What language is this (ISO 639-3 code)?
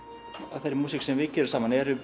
isl